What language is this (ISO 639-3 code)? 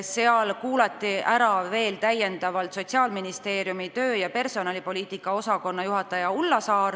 est